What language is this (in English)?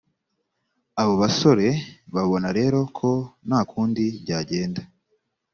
Kinyarwanda